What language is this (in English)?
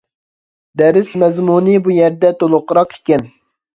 Uyghur